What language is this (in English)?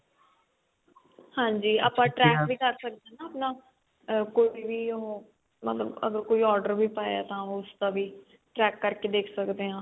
Punjabi